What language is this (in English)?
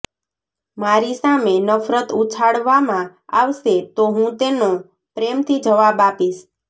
Gujarati